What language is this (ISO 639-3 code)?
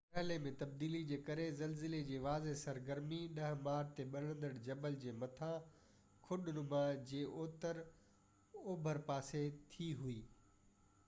snd